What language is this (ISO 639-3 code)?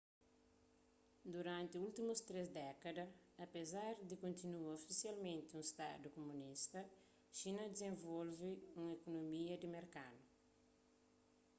kea